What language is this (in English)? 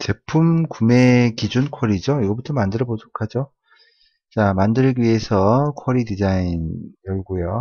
Korean